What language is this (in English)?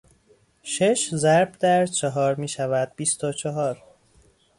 Persian